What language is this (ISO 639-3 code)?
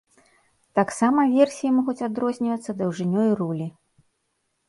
bel